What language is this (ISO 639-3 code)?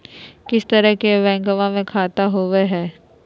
mag